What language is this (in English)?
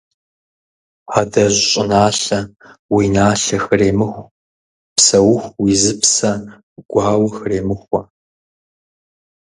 Kabardian